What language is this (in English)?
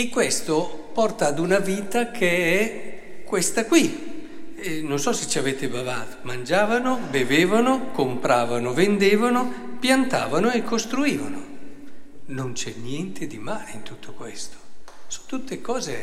Italian